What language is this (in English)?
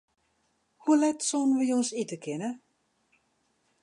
Western Frisian